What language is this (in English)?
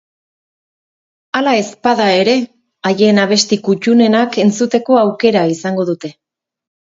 Basque